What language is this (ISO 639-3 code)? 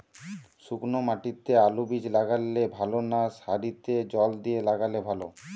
ben